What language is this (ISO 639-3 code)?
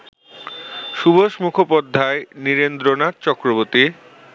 ben